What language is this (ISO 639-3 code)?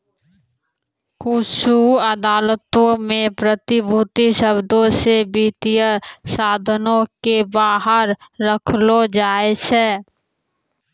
mai